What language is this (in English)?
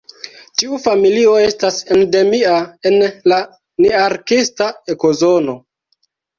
Esperanto